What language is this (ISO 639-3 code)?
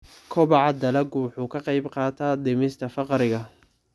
som